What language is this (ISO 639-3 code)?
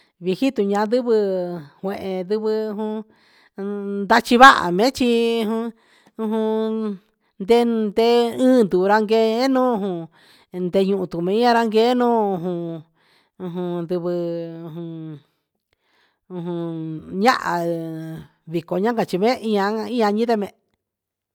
mxs